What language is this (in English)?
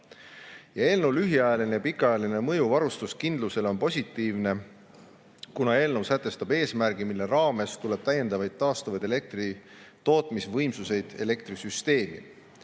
Estonian